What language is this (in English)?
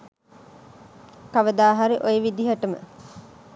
Sinhala